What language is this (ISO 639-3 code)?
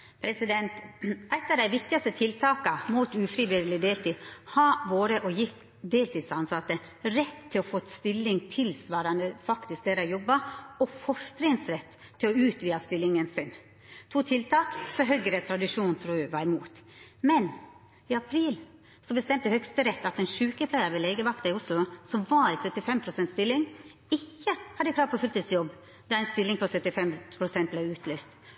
nno